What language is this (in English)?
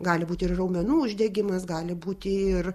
Lithuanian